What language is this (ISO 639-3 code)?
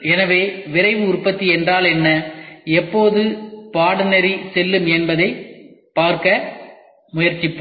tam